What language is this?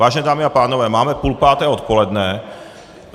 Czech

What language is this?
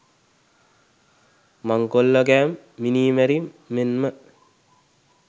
Sinhala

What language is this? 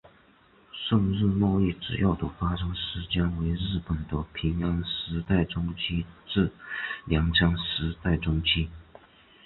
Chinese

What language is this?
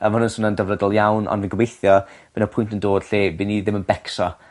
Welsh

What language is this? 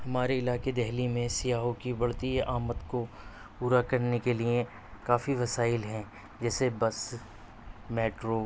Urdu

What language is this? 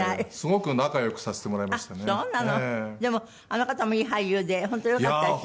Japanese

